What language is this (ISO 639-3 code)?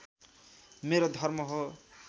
nep